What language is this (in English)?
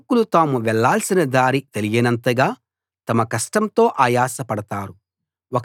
Telugu